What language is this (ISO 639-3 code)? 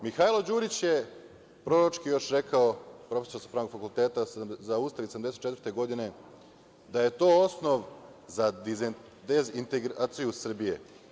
srp